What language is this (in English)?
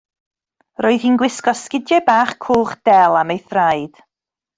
Welsh